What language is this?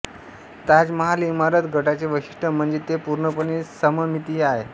Marathi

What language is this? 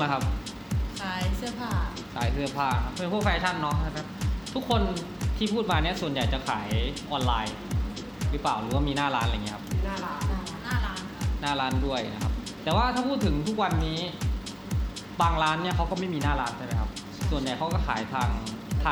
Thai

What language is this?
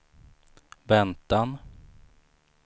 Swedish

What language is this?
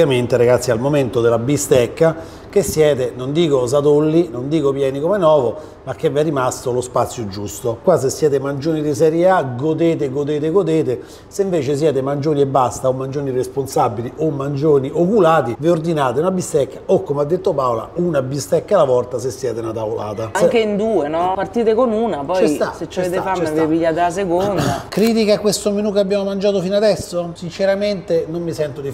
Italian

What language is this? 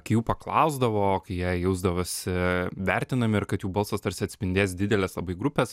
Lithuanian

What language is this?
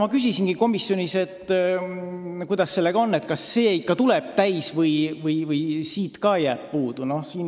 Estonian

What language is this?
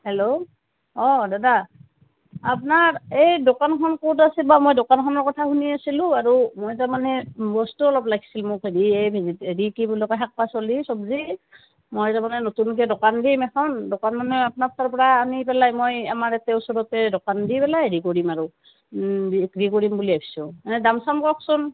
Assamese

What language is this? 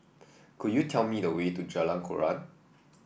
English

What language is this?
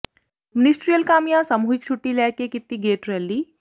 Punjabi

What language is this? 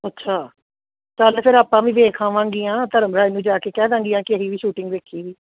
Punjabi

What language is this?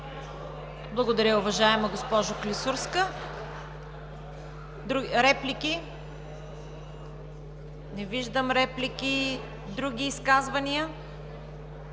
Bulgarian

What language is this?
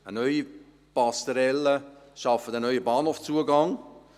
Swiss German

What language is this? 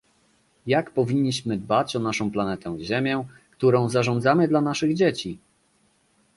Polish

